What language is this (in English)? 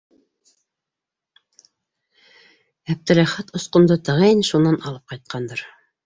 Bashkir